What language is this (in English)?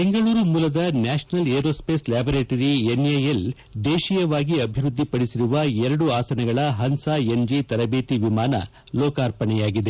Kannada